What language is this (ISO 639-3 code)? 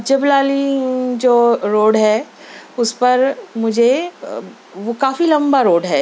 urd